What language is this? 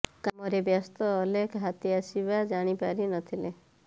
Odia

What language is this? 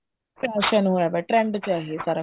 Punjabi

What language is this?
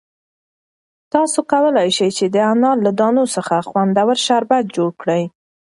Pashto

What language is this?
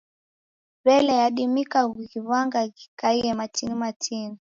Taita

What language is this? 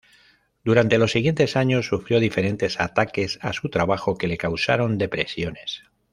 Spanish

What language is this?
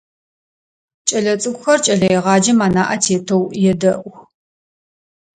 Adyghe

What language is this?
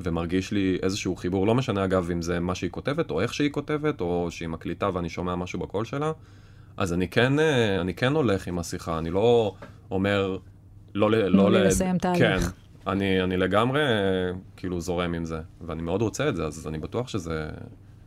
Hebrew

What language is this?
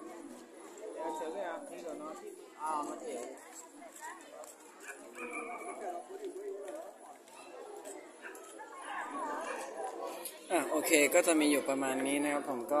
Thai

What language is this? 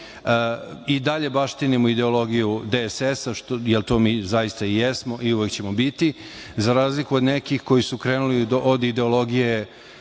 Serbian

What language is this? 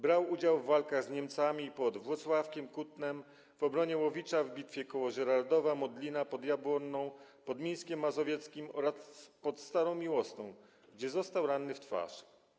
Polish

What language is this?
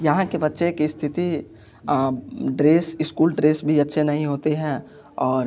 Hindi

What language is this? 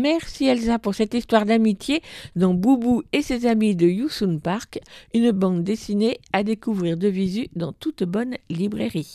French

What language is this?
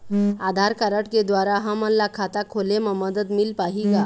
Chhattisgarhi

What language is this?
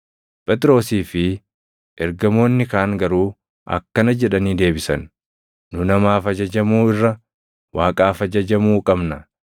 Oromo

